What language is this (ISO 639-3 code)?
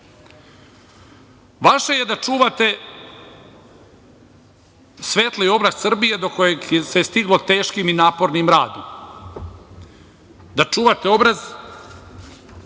srp